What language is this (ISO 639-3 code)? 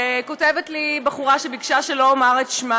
heb